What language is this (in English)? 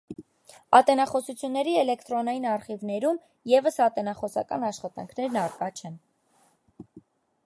Armenian